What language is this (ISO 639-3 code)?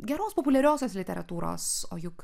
lit